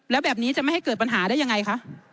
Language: Thai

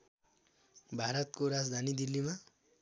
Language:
Nepali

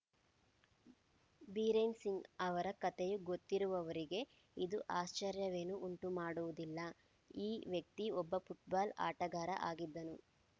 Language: Kannada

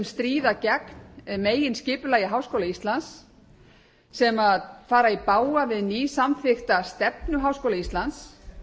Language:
Icelandic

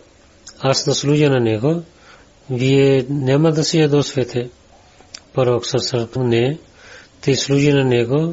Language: Bulgarian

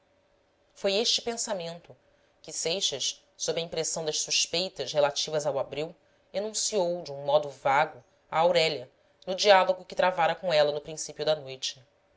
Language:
Portuguese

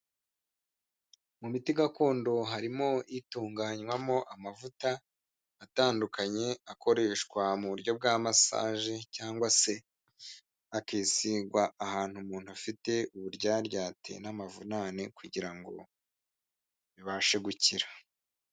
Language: Kinyarwanda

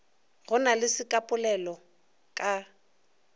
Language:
Northern Sotho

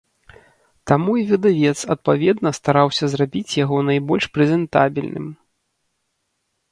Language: Belarusian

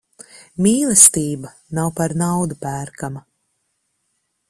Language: Latvian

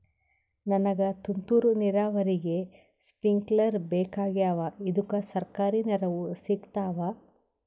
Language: Kannada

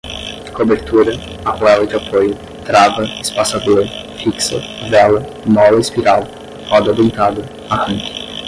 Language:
Portuguese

